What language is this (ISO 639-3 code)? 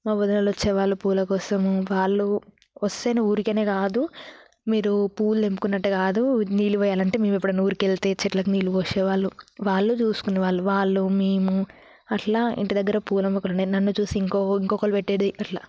tel